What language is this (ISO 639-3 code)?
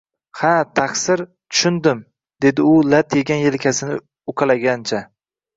uzb